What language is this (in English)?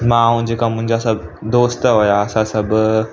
Sindhi